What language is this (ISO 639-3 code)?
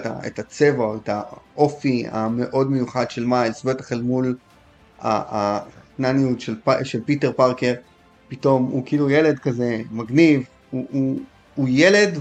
heb